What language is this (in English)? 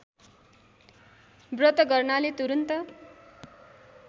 Nepali